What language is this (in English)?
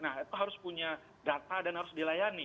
Indonesian